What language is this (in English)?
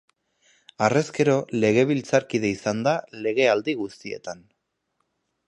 Basque